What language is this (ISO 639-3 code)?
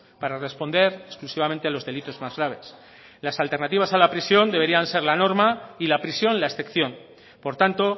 spa